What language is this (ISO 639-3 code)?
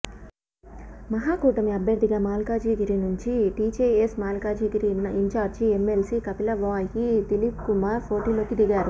tel